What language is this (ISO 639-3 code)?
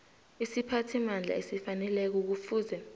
nbl